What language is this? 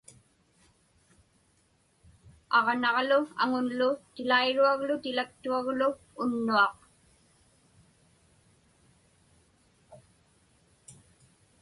Inupiaq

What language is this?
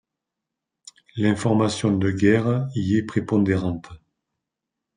French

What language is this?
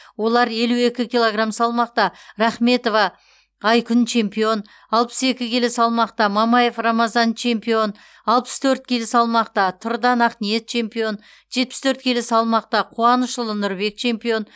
Kazakh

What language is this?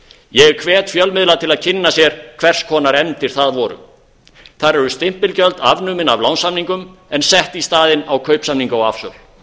Icelandic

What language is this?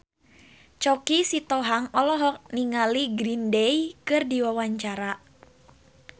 Sundanese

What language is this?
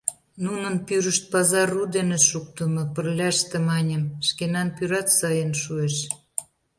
Mari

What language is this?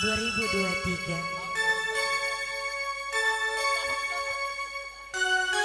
Indonesian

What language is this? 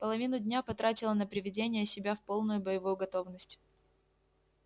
Russian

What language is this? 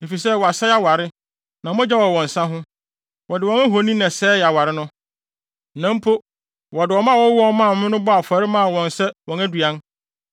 Akan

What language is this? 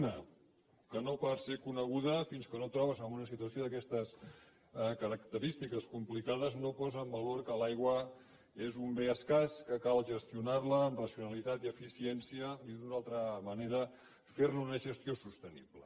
Catalan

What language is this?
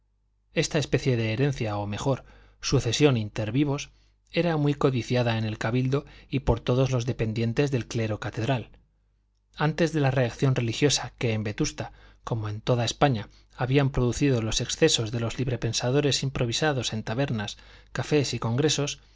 Spanish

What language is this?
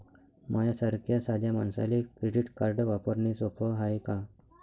Marathi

